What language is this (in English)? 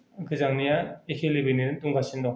Bodo